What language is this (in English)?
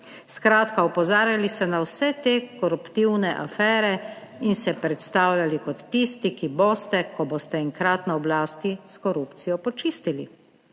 Slovenian